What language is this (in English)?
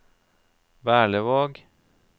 Norwegian